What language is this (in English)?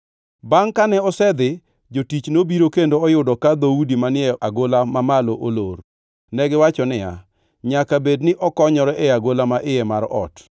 Luo (Kenya and Tanzania)